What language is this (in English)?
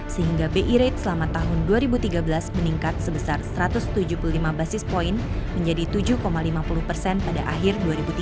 Indonesian